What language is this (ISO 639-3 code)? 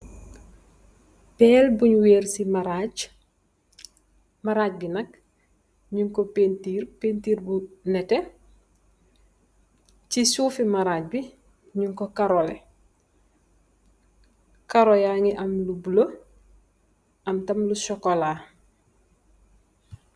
wol